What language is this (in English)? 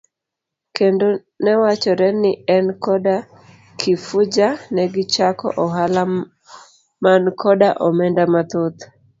Luo (Kenya and Tanzania)